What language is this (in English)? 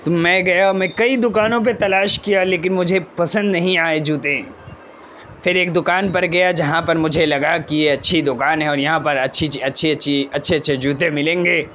Urdu